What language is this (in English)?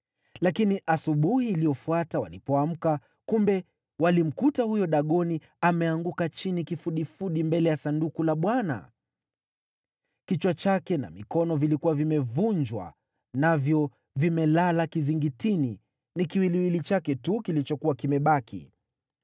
Swahili